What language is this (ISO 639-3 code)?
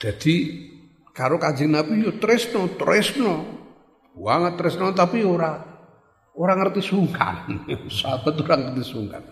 ind